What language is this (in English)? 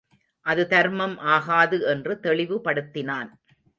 Tamil